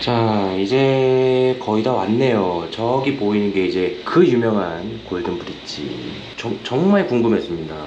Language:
Korean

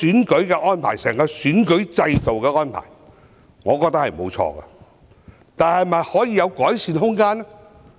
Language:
Cantonese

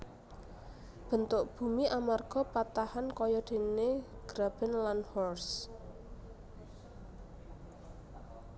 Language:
Javanese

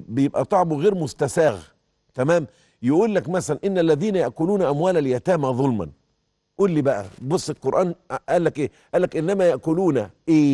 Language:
Arabic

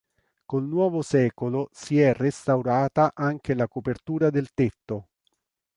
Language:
Italian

